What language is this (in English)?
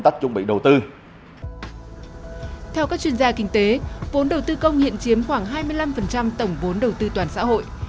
Vietnamese